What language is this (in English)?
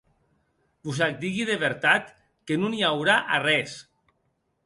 Occitan